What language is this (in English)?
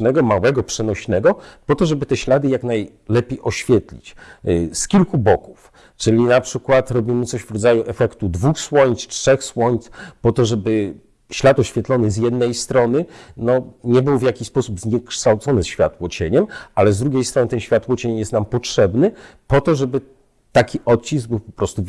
Polish